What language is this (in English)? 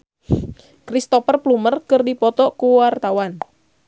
Sundanese